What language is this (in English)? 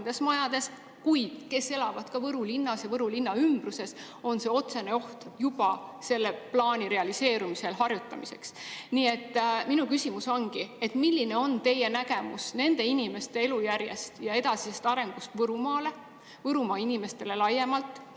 Estonian